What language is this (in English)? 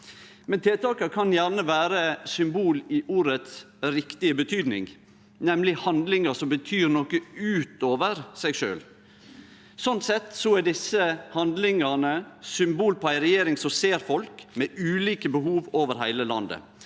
Norwegian